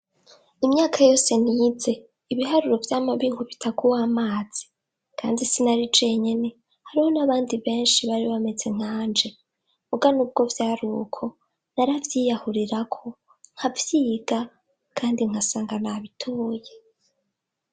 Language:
Rundi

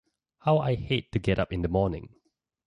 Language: English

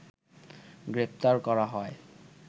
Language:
Bangla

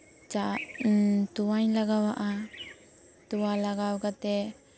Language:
Santali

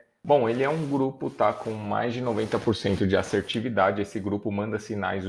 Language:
Portuguese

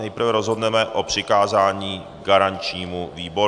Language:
Czech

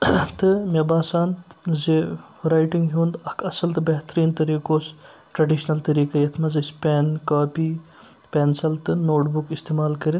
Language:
Kashmiri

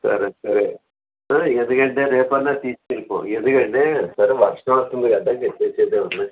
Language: Telugu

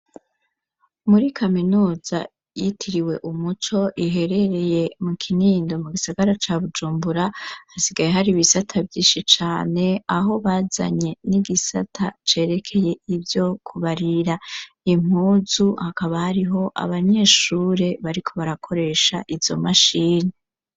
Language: Rundi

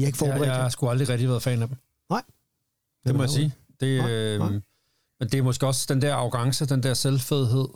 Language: Danish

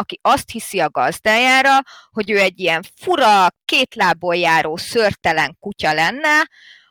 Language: Hungarian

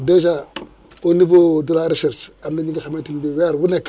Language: Wolof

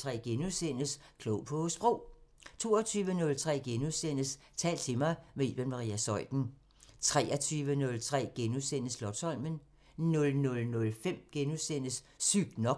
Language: Danish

